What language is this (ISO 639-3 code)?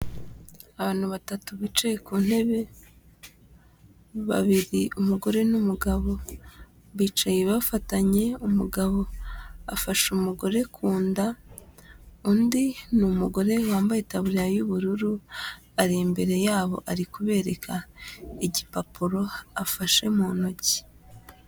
kin